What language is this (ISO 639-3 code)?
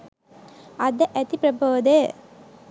sin